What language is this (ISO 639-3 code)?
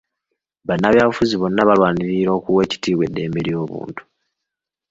lug